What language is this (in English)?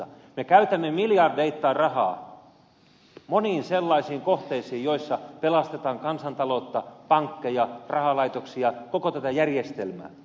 Finnish